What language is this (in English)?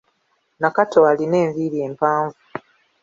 Ganda